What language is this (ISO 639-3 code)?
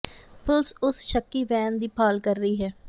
pan